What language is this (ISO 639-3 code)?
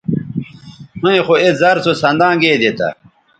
btv